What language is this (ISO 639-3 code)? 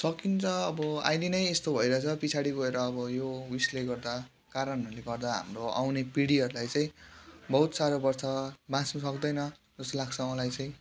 nep